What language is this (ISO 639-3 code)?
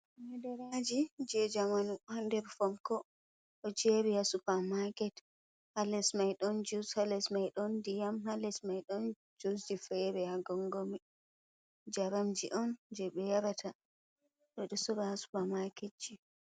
ful